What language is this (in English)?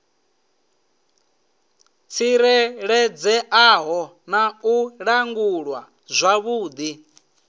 Venda